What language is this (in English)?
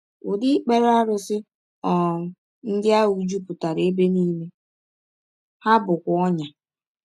Igbo